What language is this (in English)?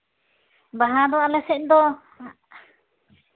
Santali